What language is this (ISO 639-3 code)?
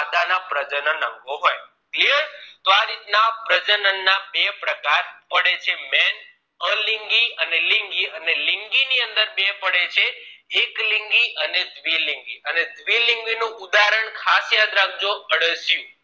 guj